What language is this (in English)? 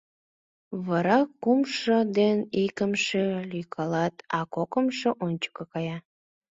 Mari